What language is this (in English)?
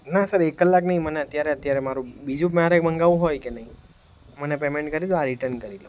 Gujarati